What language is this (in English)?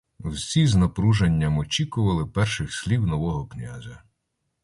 Ukrainian